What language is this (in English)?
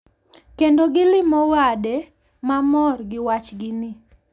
Luo (Kenya and Tanzania)